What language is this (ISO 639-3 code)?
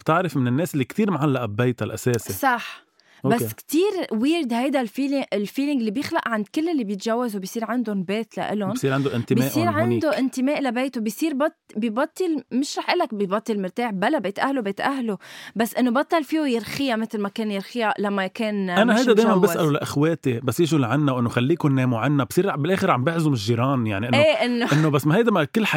ara